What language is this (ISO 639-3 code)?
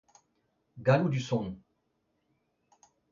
bre